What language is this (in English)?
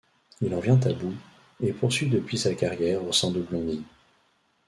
French